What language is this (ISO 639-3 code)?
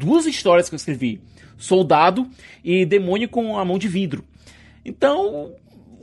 por